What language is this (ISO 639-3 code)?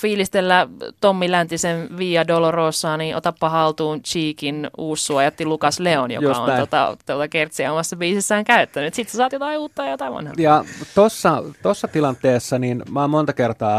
fin